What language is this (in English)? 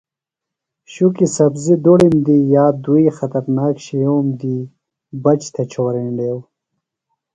Phalura